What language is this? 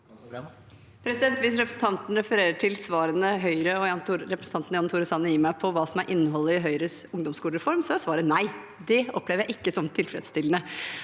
Norwegian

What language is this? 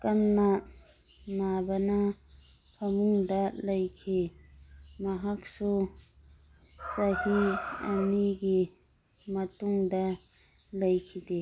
Manipuri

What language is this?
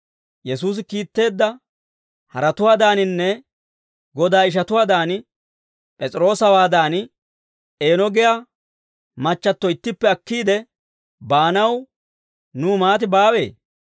Dawro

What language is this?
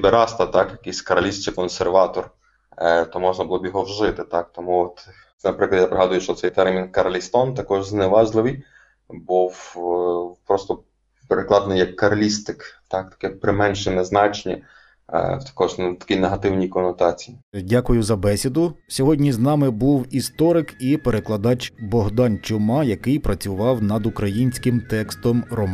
Ukrainian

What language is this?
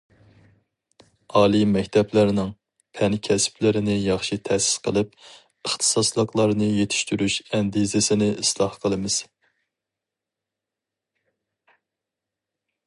Uyghur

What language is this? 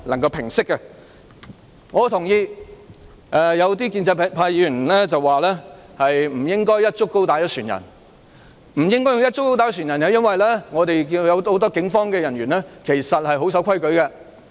Cantonese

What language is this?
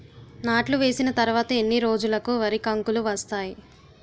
Telugu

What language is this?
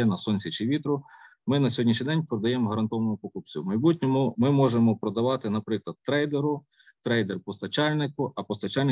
Ukrainian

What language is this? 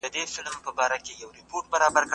Pashto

